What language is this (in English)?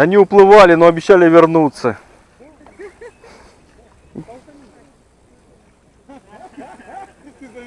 Russian